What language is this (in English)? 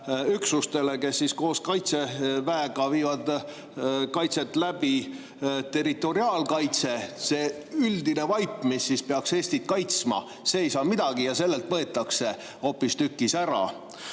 Estonian